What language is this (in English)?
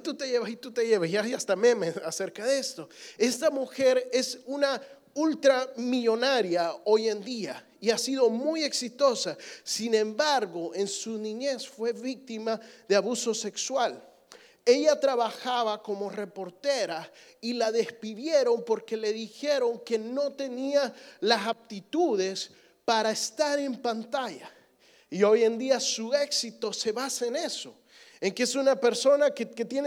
Spanish